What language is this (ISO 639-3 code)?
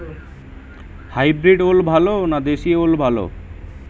ben